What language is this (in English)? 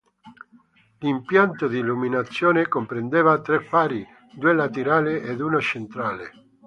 Italian